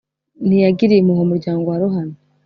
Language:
Kinyarwanda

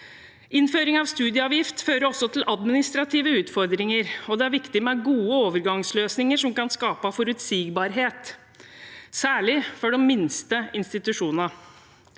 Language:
Norwegian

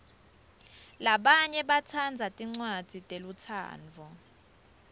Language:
Swati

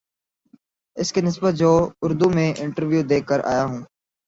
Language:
Urdu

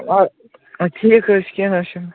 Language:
Kashmiri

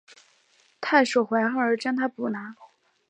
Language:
Chinese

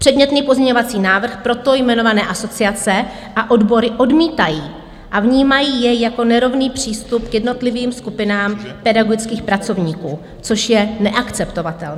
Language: Czech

